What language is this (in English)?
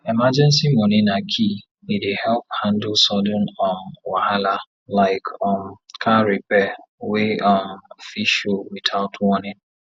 Nigerian Pidgin